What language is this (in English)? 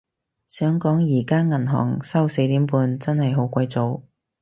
Cantonese